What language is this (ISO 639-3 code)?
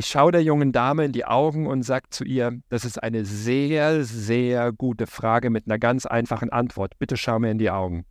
deu